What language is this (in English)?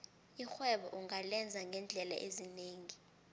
South Ndebele